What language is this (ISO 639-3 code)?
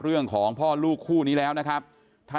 tha